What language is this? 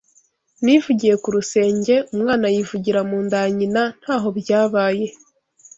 Kinyarwanda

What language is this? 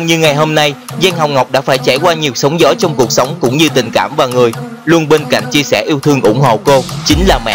Vietnamese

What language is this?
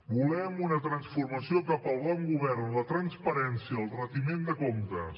Catalan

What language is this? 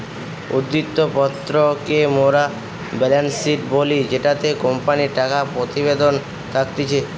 Bangla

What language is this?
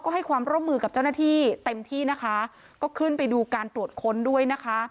Thai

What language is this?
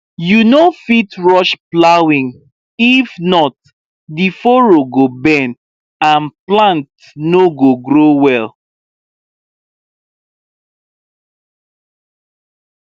Nigerian Pidgin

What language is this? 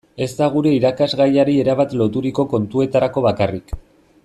Basque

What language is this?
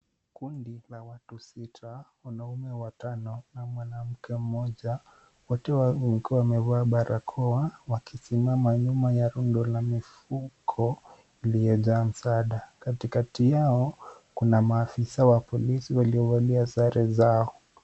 Swahili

